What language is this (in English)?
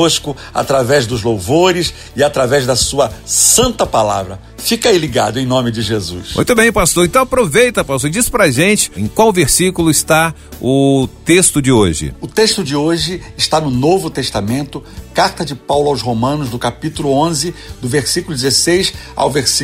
Portuguese